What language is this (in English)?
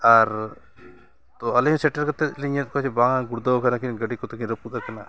Santali